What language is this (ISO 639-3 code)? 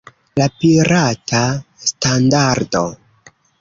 epo